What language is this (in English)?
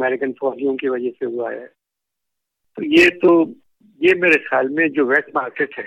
Urdu